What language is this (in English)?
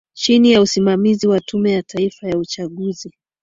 Swahili